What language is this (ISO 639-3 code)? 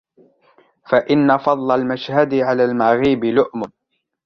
ara